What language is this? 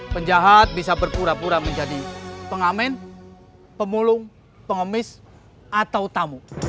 Indonesian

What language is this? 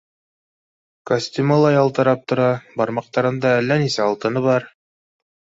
Bashkir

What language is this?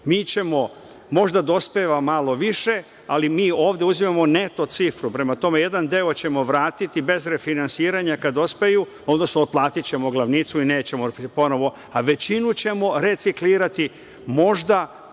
Serbian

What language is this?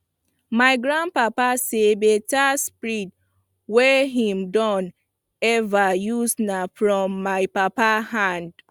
Nigerian Pidgin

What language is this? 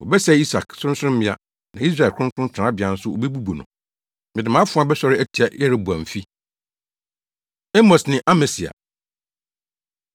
Akan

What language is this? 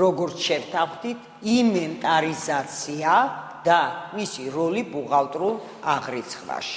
Romanian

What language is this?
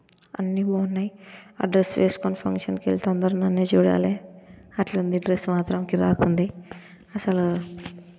Telugu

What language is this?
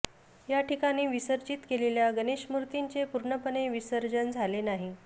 Marathi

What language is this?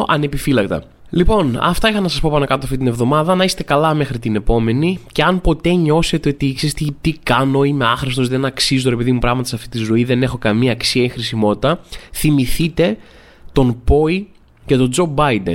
Greek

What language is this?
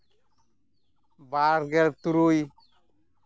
Santali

